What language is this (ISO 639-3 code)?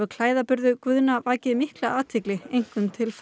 isl